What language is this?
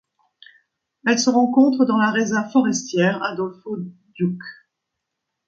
French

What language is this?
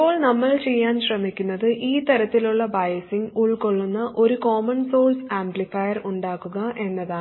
Malayalam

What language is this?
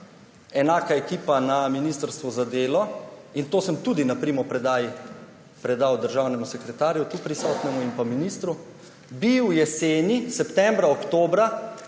Slovenian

